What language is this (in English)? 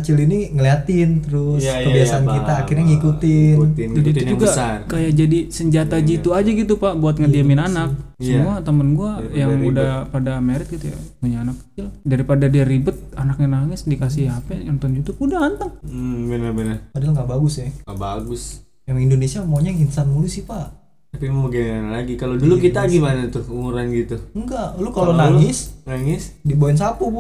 Indonesian